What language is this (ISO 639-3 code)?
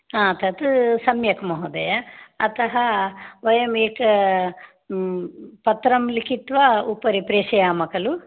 san